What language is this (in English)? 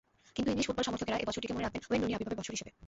Bangla